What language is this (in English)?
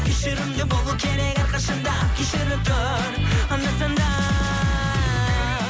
Kazakh